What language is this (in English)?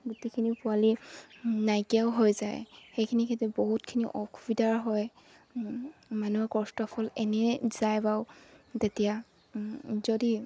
Assamese